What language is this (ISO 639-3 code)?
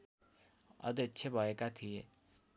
nep